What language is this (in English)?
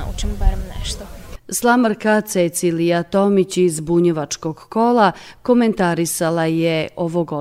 Croatian